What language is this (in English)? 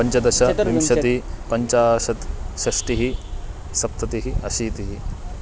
Sanskrit